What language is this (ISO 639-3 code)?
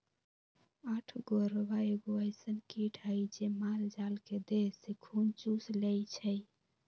mag